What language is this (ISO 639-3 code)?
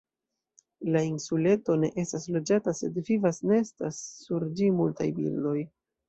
epo